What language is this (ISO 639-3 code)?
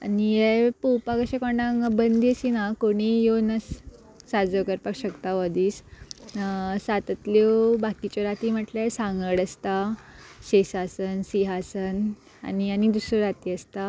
kok